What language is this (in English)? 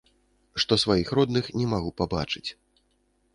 Belarusian